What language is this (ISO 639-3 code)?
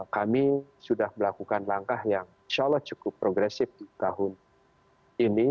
ind